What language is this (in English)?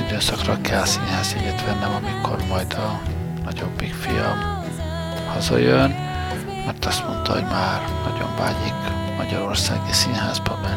Hungarian